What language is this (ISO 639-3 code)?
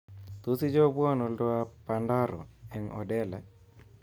kln